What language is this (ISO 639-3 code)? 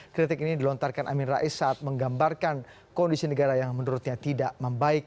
ind